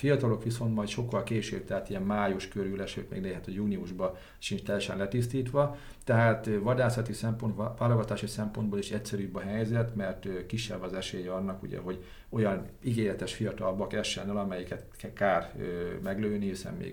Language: Hungarian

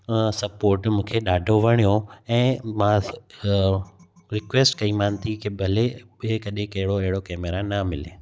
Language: Sindhi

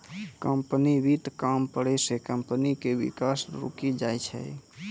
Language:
Maithili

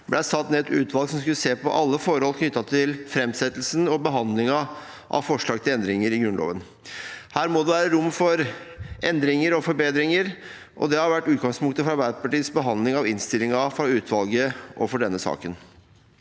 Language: Norwegian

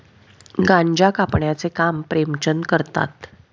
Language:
Marathi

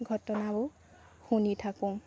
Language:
Assamese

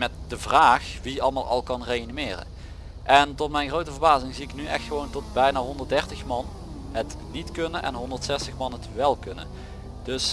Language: Dutch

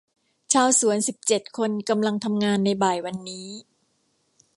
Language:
Thai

